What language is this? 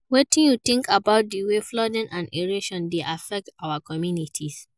Nigerian Pidgin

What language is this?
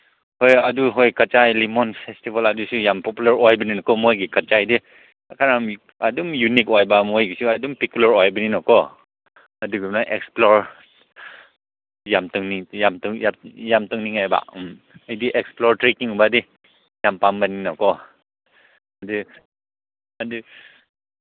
Manipuri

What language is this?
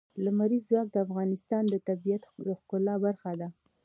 Pashto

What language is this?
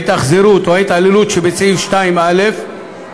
Hebrew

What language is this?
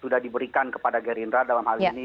Indonesian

